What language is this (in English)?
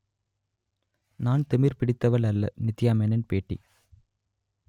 Tamil